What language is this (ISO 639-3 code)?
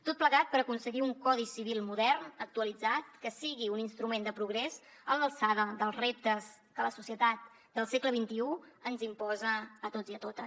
cat